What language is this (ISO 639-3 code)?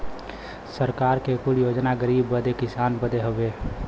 bho